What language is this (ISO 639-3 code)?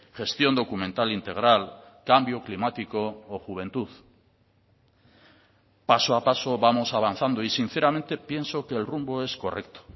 spa